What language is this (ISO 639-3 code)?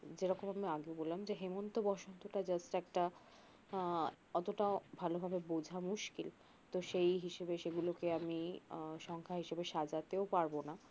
ben